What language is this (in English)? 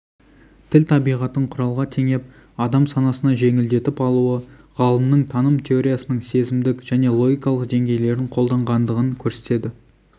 Kazakh